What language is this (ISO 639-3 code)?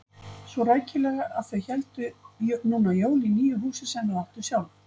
isl